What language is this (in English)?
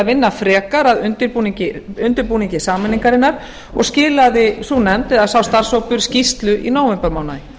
Icelandic